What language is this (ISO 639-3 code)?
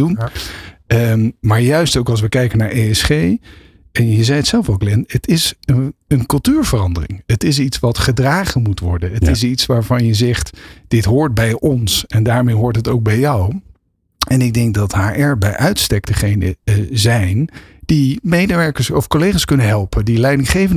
nld